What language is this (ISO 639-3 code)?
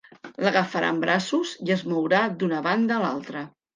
cat